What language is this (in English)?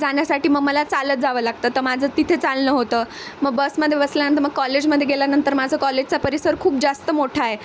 Marathi